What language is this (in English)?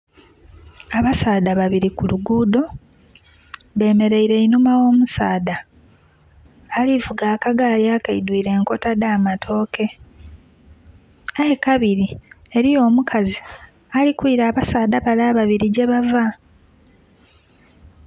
Soga